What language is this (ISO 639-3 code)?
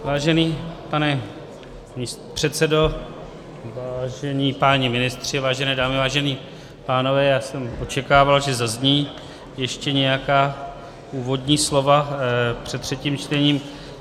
ces